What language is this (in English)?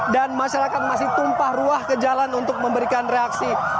Indonesian